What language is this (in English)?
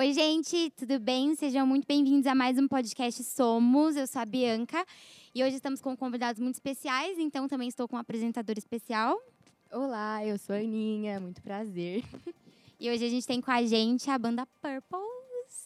Portuguese